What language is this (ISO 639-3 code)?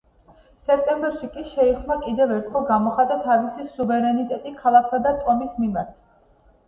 kat